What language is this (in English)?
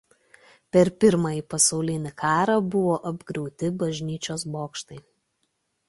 Lithuanian